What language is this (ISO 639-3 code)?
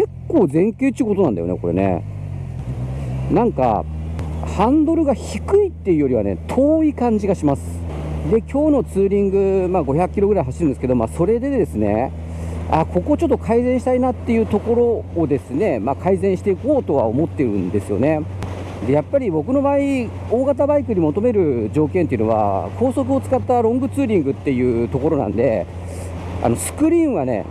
jpn